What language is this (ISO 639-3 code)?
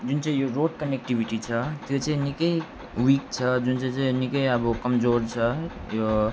nep